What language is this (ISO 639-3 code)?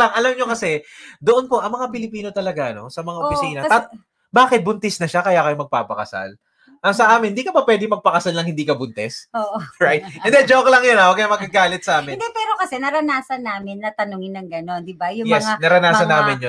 fil